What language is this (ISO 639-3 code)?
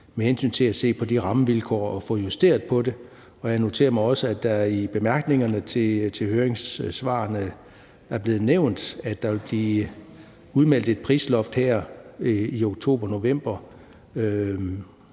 dan